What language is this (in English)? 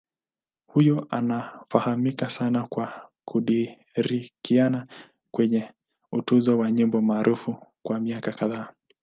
Swahili